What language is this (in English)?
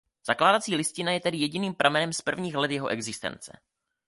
Czech